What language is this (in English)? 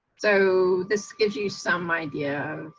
English